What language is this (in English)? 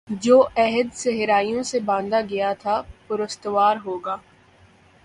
Urdu